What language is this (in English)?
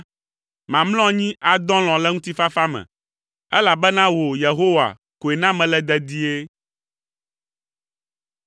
Ewe